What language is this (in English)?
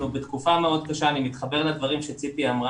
Hebrew